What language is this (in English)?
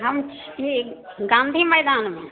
Maithili